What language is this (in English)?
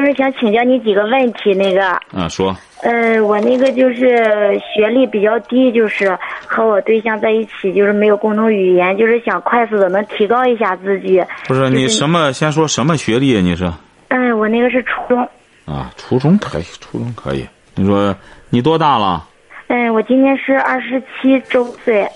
Chinese